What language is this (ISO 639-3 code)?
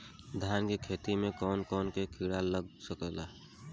bho